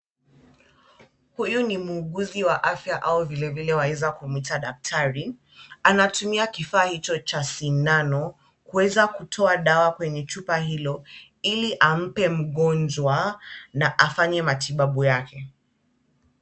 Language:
Swahili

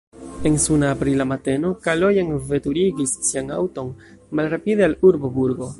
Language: Esperanto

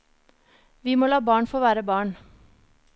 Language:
Norwegian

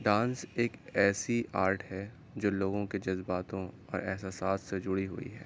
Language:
Urdu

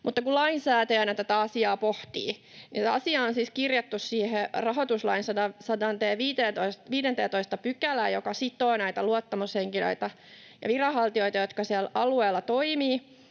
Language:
Finnish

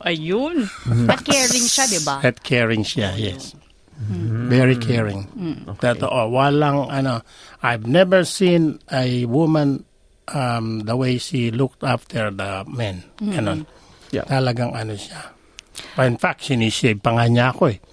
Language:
Filipino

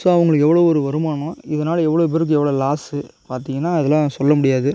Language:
Tamil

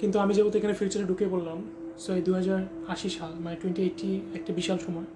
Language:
Bangla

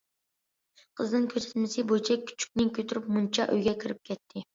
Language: Uyghur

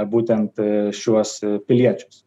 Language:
Lithuanian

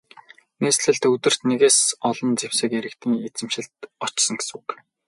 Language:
Mongolian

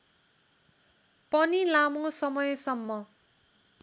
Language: Nepali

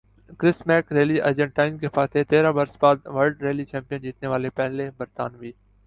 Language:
Urdu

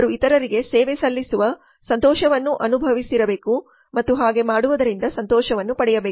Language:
Kannada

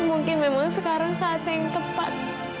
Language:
Indonesian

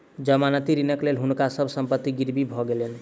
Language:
Maithili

